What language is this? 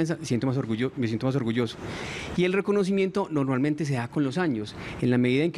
Spanish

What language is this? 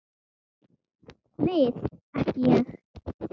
Icelandic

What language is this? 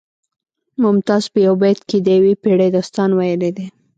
Pashto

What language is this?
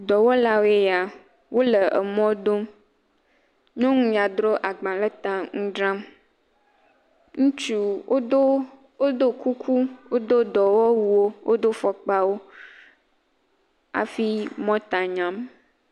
Ewe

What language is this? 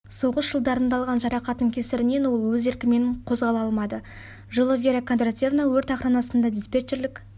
Kazakh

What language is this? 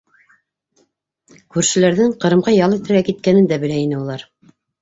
Bashkir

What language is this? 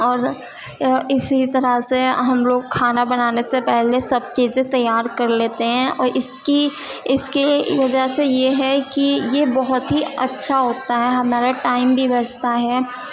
Urdu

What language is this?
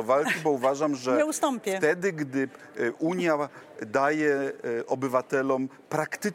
Polish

